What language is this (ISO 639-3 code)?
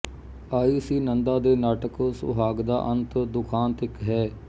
pan